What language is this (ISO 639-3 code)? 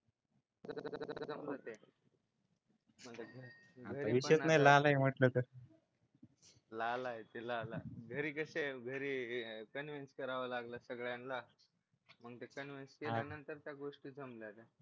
mar